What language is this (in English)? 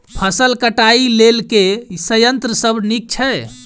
Maithili